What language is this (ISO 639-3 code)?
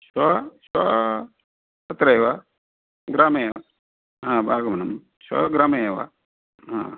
san